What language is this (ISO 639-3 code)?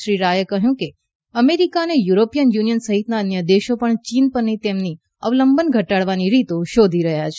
guj